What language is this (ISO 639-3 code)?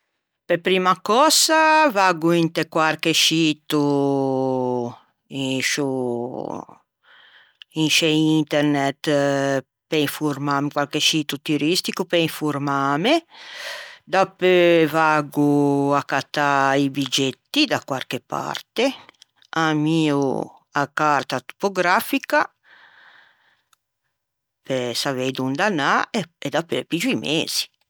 lij